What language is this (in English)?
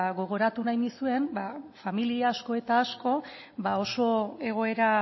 Basque